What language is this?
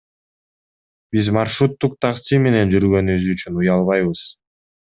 Kyrgyz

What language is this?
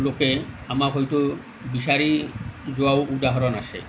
Assamese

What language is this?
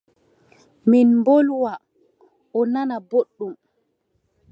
Adamawa Fulfulde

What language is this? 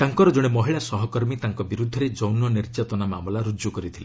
Odia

